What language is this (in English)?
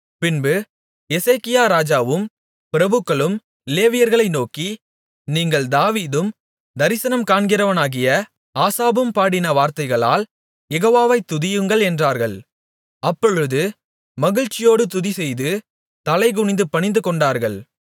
Tamil